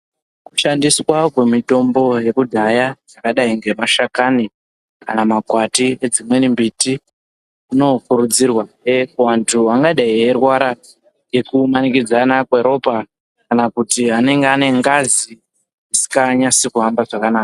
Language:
Ndau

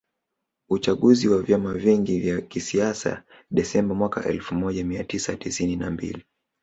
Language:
Swahili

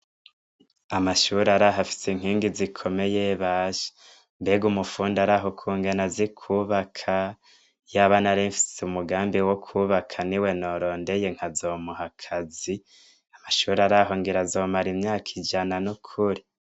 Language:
Rundi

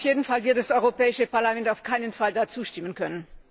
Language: German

